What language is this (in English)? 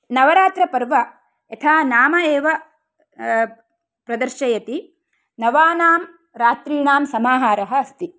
Sanskrit